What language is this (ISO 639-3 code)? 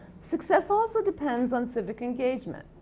eng